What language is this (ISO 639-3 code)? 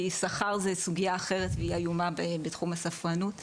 heb